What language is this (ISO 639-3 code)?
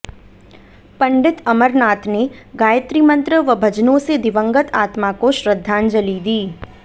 hin